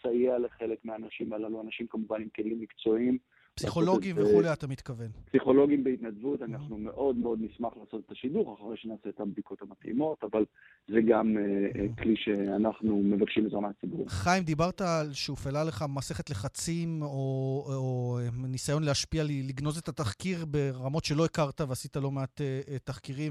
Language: Hebrew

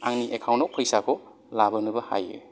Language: Bodo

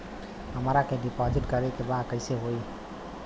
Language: Bhojpuri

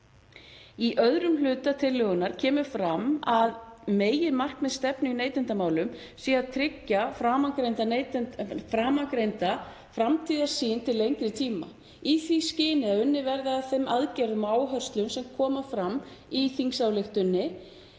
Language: Icelandic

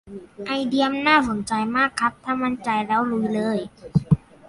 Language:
Thai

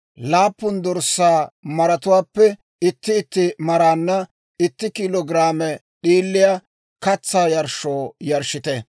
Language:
Dawro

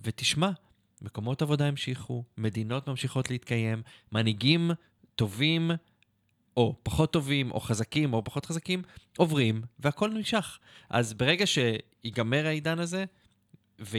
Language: Hebrew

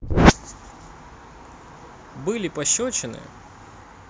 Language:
Russian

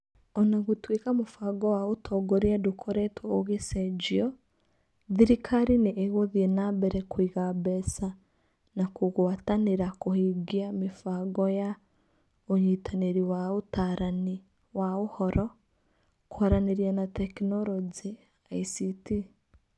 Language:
Kikuyu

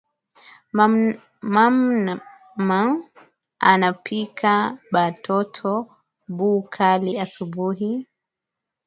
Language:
Swahili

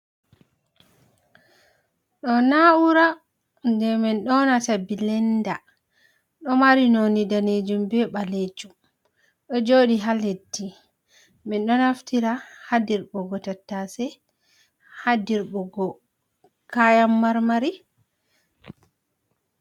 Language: Fula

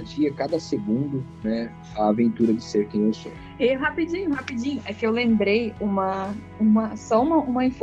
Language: Portuguese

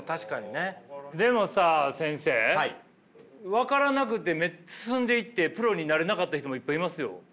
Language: Japanese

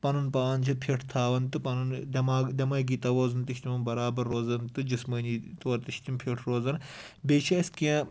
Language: Kashmiri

